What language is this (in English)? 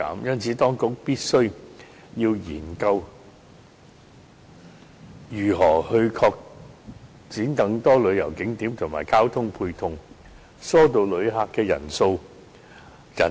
Cantonese